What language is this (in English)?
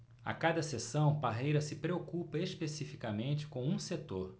Portuguese